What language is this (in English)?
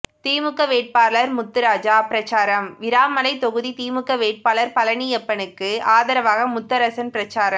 Tamil